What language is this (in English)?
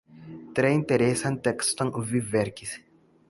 Esperanto